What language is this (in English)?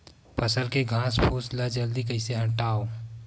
Chhattisgarhi